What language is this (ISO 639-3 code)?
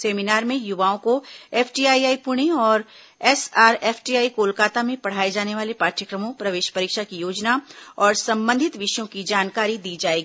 hin